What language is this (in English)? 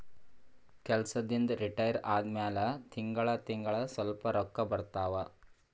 Kannada